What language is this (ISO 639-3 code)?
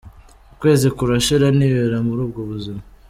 kin